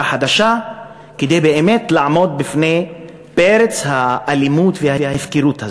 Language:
Hebrew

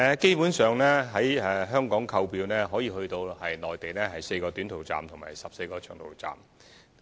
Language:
Cantonese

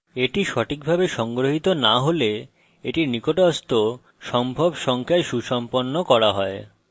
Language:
Bangla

